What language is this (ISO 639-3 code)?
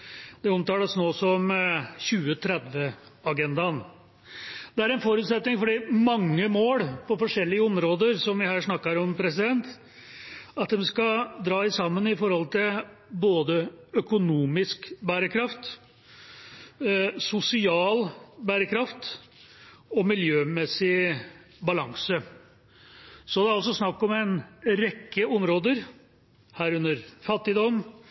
nob